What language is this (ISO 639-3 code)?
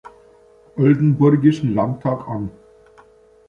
deu